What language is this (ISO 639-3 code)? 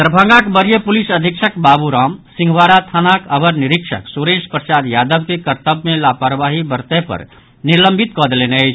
mai